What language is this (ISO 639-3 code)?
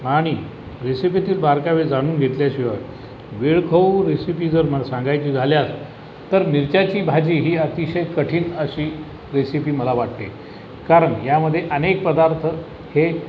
mar